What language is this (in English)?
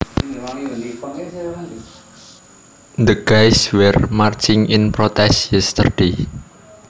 Javanese